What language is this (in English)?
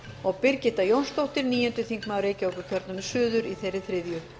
Icelandic